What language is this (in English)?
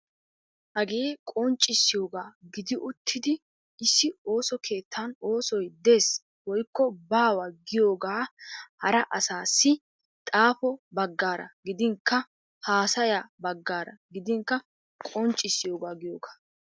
Wolaytta